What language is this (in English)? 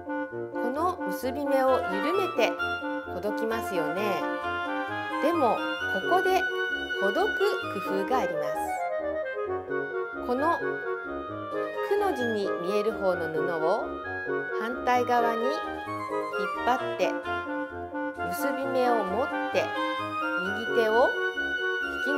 Japanese